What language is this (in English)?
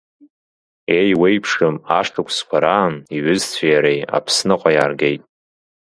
Abkhazian